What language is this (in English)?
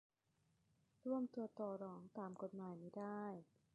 Thai